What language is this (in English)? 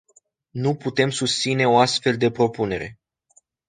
Romanian